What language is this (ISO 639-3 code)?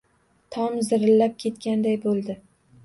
uzb